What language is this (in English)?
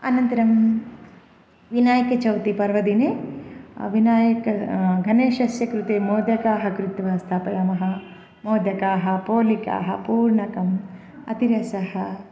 Sanskrit